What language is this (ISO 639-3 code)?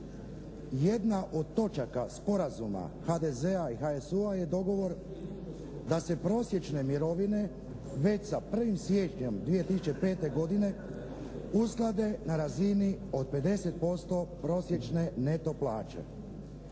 hrv